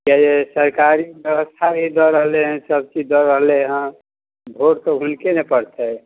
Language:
Maithili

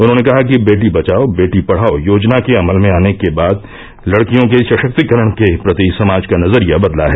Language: Hindi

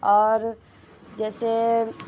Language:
Maithili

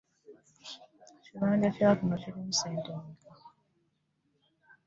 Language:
Ganda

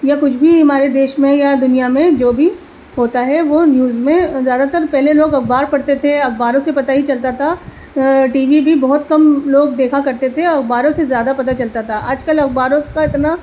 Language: Urdu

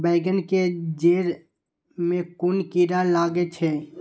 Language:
Maithili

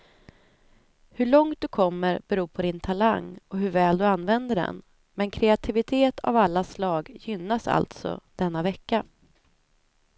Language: Swedish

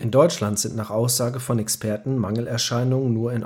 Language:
German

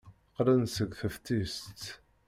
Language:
Kabyle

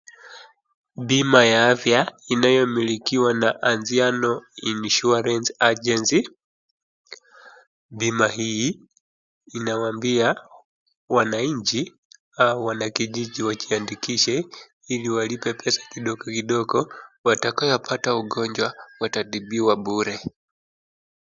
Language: Swahili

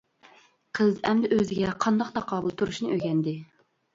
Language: Uyghur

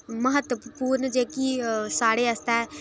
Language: Dogri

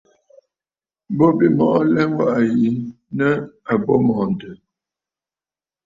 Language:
Bafut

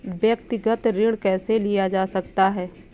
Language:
Hindi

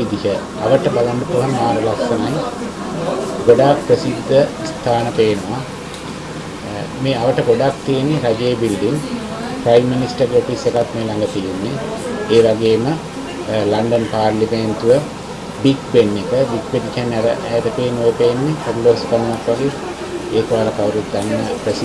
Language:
Indonesian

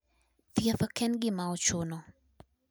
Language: Luo (Kenya and Tanzania)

